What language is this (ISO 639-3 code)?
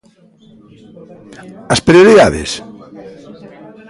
glg